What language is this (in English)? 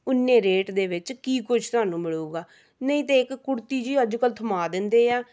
Punjabi